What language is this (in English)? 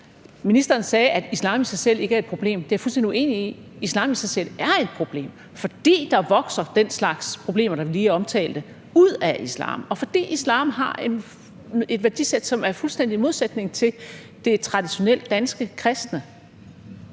Danish